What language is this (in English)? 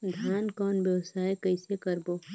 Chhattisgarhi